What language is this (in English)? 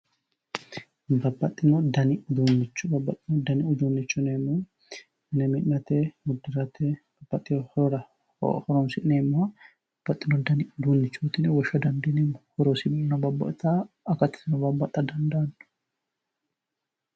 Sidamo